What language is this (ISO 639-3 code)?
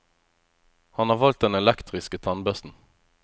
nor